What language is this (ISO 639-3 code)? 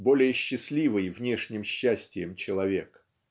rus